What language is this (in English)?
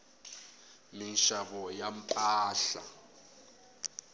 Tsonga